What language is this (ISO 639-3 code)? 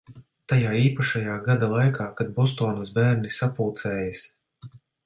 lav